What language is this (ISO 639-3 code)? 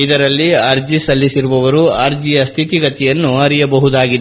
kan